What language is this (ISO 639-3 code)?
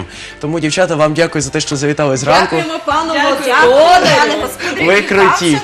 rus